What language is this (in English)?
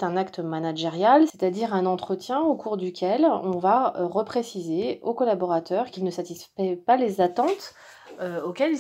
French